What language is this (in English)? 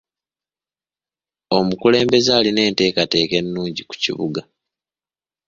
Ganda